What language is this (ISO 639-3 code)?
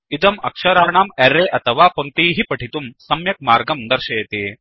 san